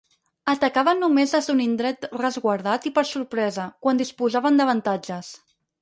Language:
Catalan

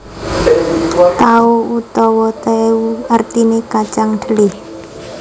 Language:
Javanese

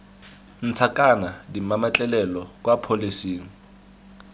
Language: Tswana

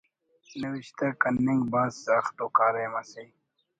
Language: Brahui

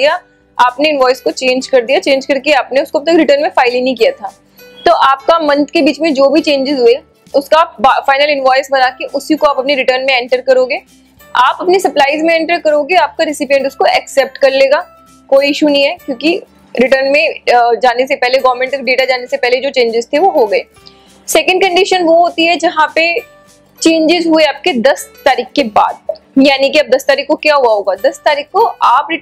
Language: Hindi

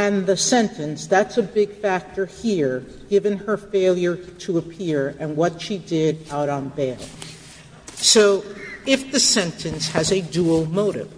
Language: English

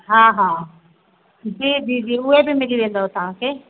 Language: Sindhi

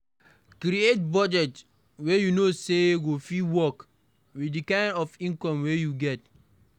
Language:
Nigerian Pidgin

